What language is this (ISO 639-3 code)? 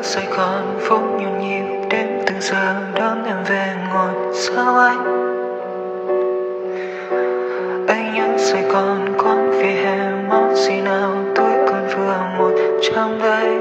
vie